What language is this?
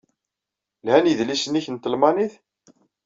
Kabyle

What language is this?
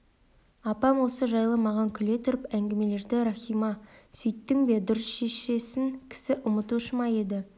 Kazakh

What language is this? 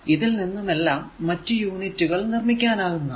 Malayalam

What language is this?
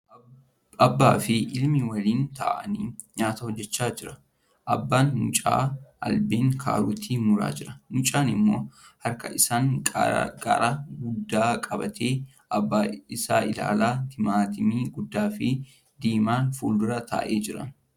Oromo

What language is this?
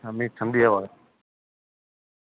Dogri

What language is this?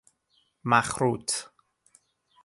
Persian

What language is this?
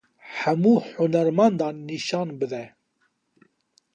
Kurdish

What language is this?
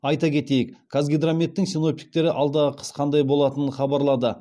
Kazakh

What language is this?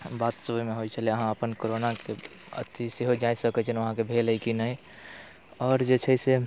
Maithili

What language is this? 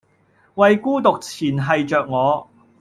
Cantonese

